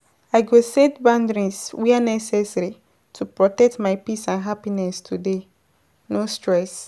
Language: Nigerian Pidgin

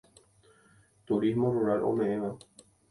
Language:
Guarani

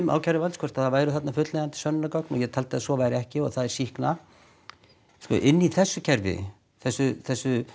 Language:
Icelandic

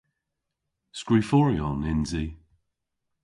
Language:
Cornish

